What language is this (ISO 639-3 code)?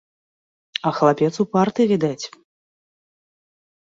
bel